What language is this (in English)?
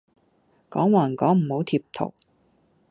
Cantonese